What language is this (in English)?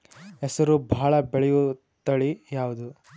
Kannada